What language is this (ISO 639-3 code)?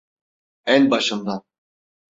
tur